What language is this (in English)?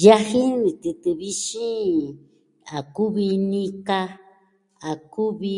Southwestern Tlaxiaco Mixtec